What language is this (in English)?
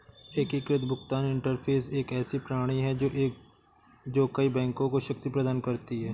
Hindi